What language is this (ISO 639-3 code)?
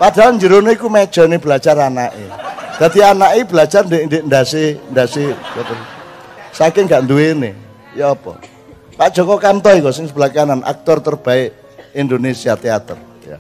ind